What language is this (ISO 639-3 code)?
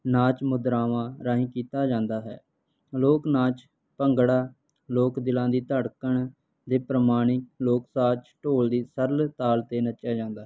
pan